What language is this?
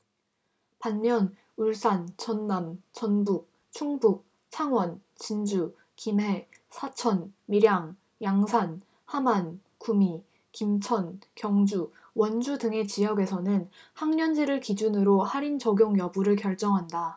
Korean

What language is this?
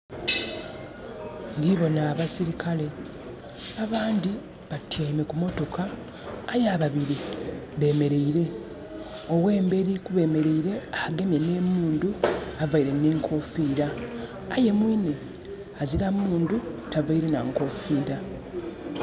Soga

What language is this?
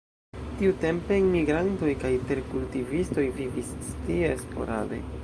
Esperanto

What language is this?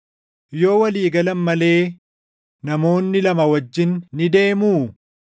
Oromo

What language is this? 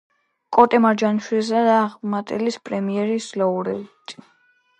Georgian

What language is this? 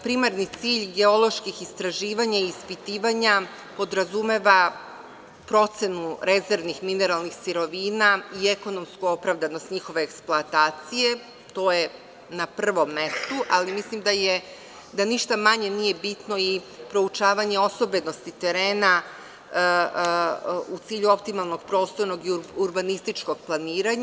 Serbian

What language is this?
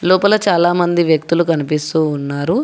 Telugu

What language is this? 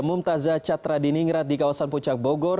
Indonesian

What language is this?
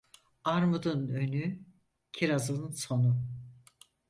Turkish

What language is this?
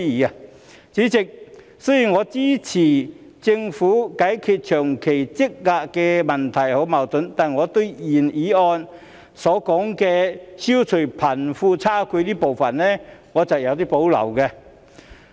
Cantonese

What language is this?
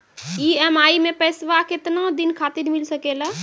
Maithili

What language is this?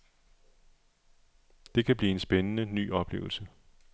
Danish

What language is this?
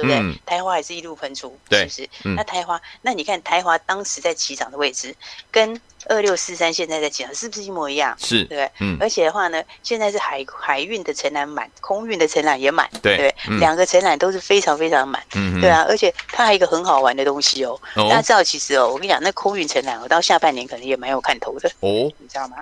Chinese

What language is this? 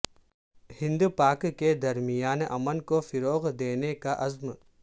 Urdu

